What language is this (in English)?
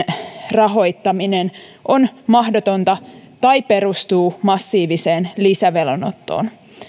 Finnish